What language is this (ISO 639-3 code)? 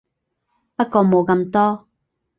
yue